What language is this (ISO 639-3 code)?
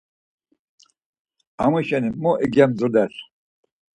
lzz